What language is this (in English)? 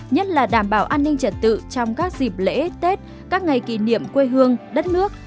Vietnamese